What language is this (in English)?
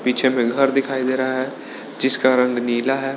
Hindi